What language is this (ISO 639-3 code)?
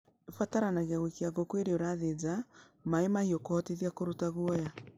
kik